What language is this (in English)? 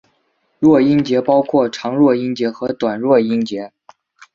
Chinese